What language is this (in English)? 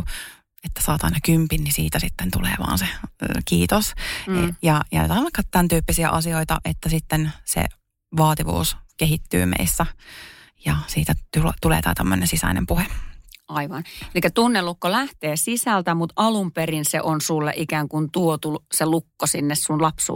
Finnish